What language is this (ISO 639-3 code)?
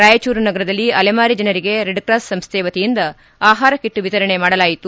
kan